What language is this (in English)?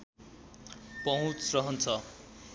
Nepali